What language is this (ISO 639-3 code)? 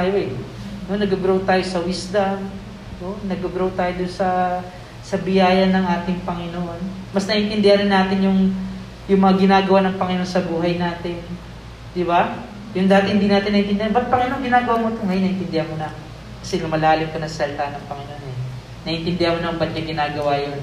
fil